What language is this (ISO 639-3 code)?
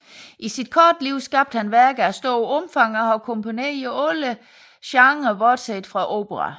dan